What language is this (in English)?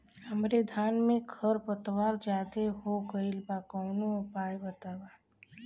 Bhojpuri